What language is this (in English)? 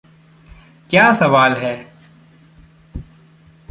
Hindi